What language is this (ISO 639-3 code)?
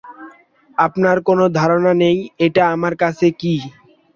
ben